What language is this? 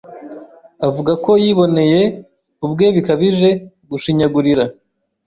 Kinyarwanda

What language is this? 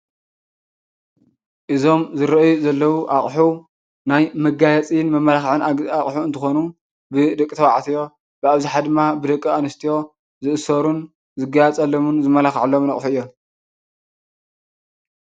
Tigrinya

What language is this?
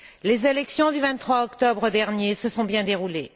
French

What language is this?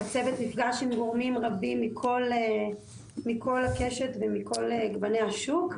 Hebrew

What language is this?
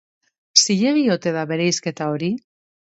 Basque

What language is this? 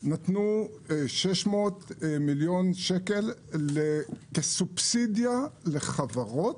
Hebrew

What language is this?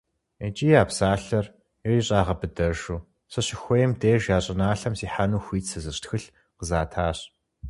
Kabardian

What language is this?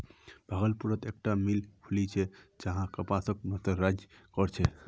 Magahi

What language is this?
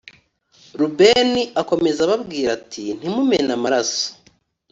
Kinyarwanda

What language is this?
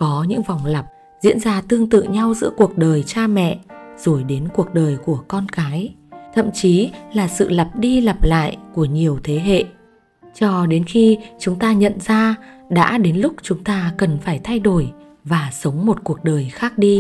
Vietnamese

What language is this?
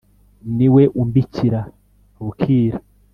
Kinyarwanda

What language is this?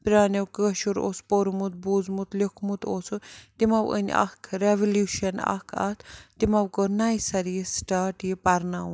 Kashmiri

